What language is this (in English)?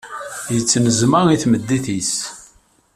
Kabyle